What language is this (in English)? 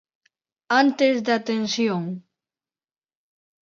Galician